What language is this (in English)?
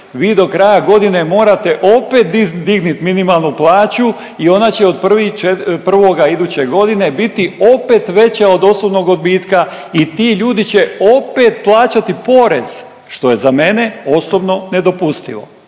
Croatian